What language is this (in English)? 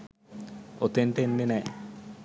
Sinhala